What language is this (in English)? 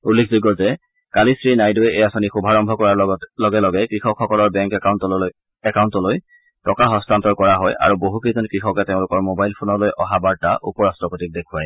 Assamese